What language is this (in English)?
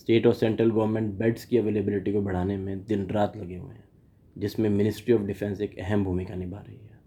Hindi